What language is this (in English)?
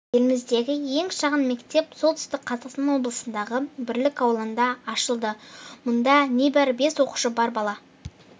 Kazakh